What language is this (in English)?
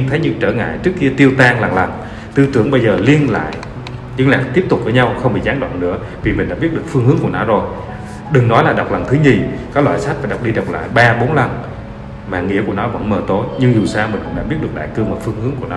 Vietnamese